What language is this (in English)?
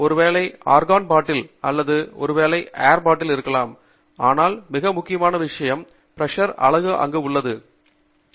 Tamil